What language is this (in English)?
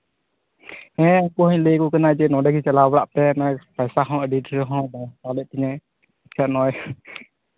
Santali